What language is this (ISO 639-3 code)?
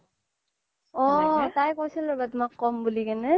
asm